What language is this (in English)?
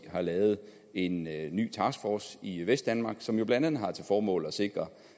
Danish